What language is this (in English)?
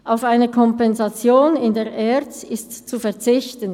Swiss German